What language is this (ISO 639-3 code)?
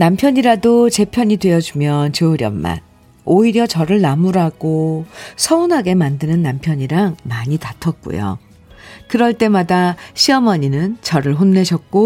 kor